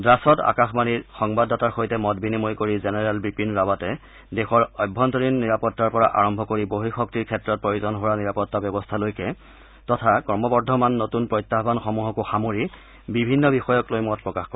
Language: Assamese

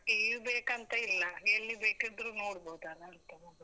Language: Kannada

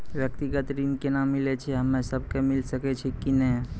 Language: Maithili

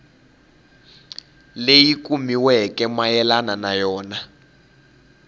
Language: Tsonga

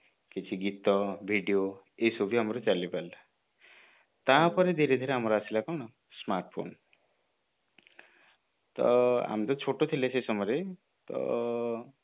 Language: Odia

